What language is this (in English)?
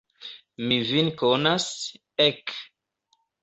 Esperanto